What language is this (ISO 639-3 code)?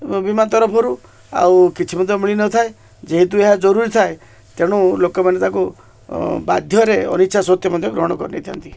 ori